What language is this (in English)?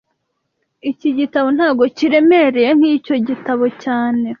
Kinyarwanda